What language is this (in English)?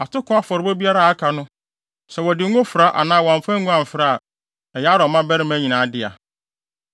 Akan